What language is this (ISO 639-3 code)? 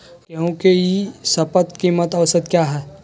mag